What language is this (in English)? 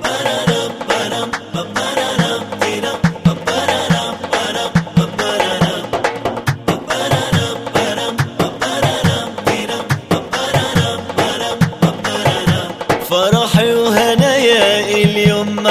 Arabic